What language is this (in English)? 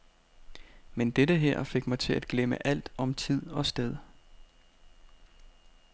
Danish